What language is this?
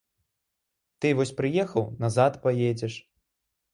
Belarusian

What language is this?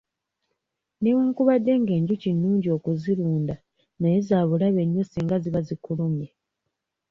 Ganda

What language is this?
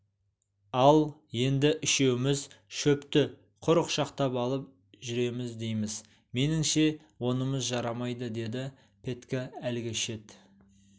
Kazakh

